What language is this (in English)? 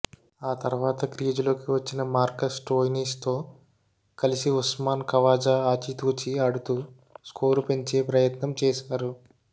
Telugu